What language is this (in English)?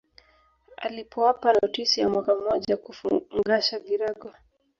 Swahili